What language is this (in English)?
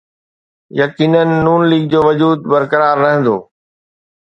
Sindhi